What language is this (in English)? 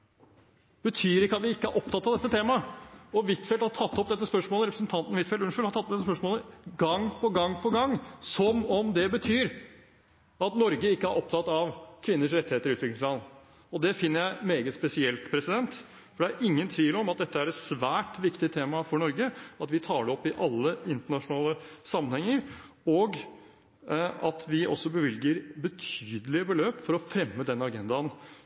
Norwegian Bokmål